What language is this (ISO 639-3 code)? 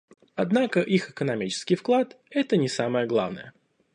rus